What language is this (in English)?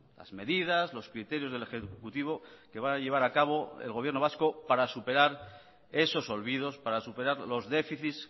Spanish